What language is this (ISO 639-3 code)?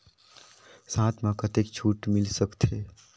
hne